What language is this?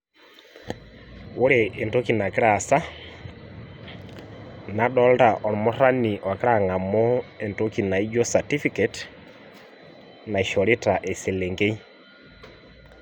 Masai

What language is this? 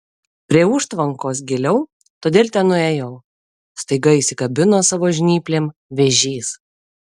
Lithuanian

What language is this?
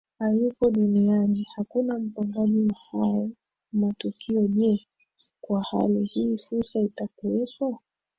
Swahili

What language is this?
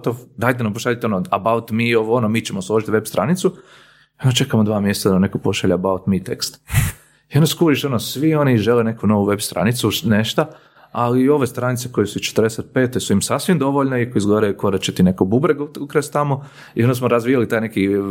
Croatian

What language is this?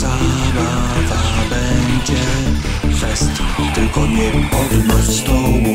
Polish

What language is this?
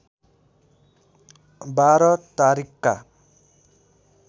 Nepali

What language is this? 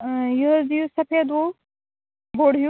Kashmiri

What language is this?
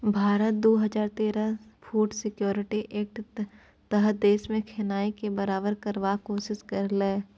Maithili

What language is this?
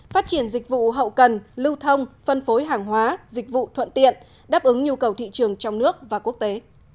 Vietnamese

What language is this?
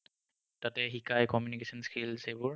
Assamese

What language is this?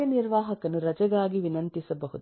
Kannada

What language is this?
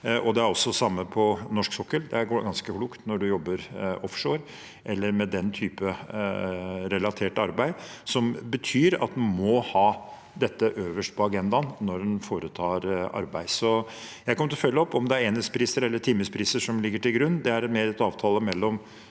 Norwegian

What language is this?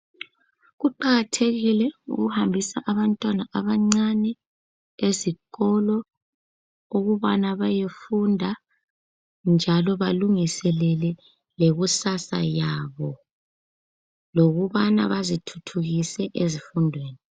North Ndebele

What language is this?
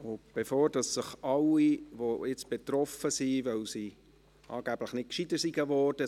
Swiss German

